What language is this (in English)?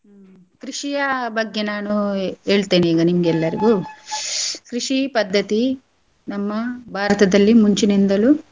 Kannada